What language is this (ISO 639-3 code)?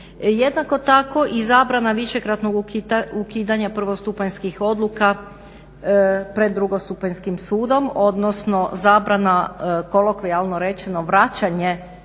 hrv